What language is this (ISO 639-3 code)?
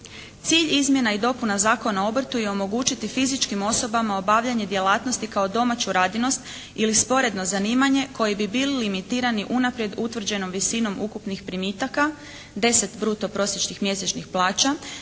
hrv